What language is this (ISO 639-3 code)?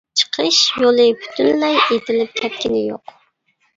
uig